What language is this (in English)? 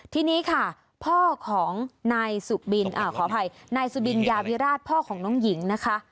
Thai